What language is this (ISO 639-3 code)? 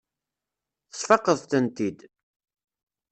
kab